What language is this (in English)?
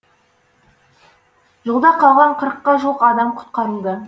Kazakh